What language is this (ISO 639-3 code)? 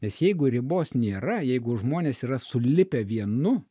lit